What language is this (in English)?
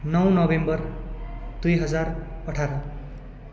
Nepali